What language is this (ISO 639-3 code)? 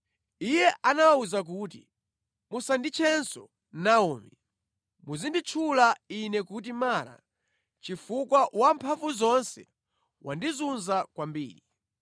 nya